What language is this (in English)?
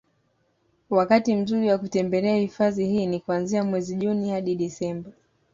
Swahili